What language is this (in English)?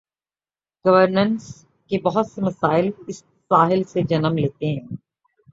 Urdu